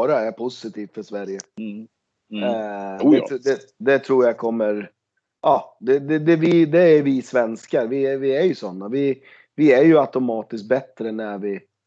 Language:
Swedish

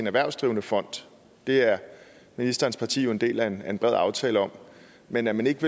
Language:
Danish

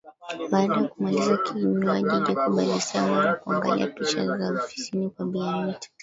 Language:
Swahili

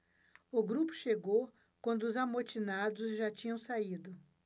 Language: Portuguese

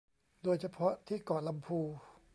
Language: Thai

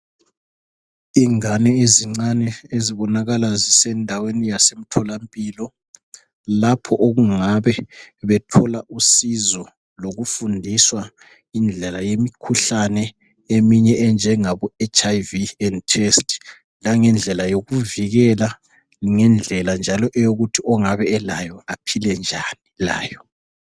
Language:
North Ndebele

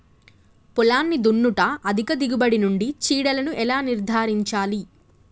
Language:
Telugu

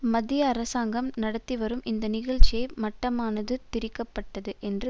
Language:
Tamil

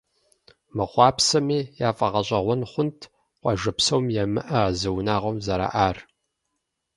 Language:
Kabardian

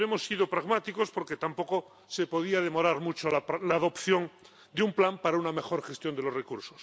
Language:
Spanish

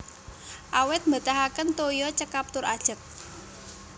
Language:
Javanese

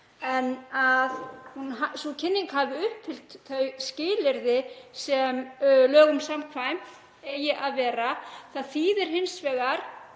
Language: Icelandic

